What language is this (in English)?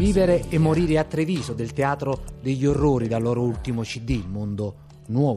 Italian